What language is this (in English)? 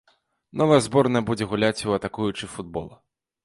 Belarusian